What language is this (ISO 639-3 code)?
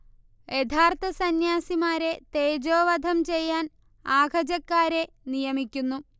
mal